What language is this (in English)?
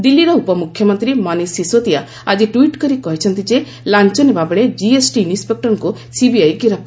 Odia